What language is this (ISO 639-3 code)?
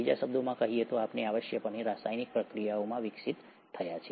guj